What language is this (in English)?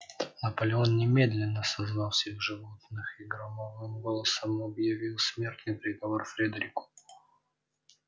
Russian